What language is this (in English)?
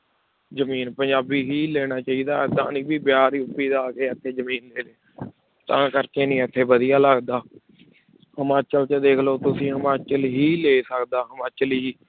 Punjabi